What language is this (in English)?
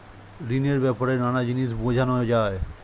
Bangla